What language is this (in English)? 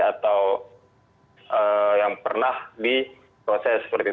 Indonesian